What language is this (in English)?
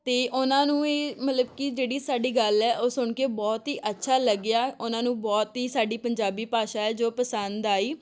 Punjabi